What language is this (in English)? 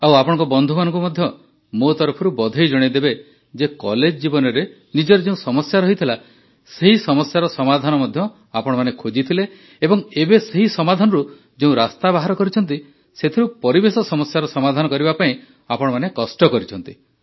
Odia